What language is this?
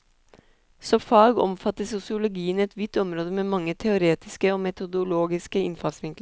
Norwegian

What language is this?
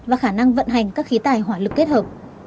Vietnamese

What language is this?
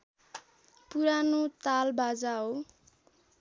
Nepali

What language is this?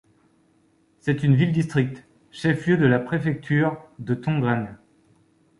French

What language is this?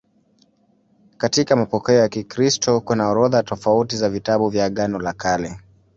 Swahili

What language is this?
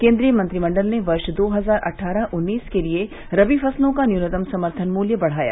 Hindi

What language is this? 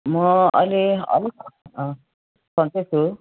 Nepali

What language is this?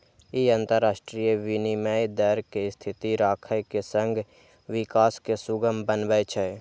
Maithili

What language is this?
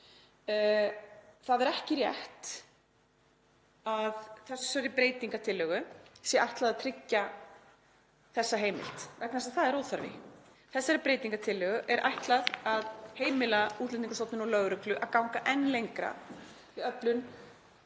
Icelandic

